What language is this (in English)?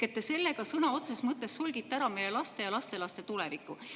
Estonian